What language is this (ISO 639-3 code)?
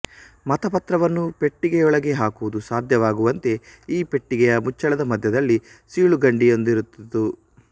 kan